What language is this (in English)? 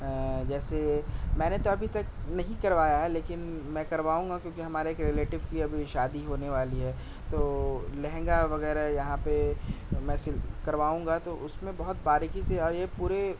Urdu